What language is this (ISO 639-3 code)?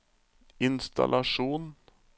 nor